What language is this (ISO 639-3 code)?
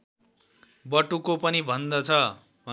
nep